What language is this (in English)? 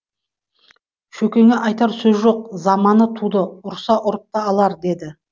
Kazakh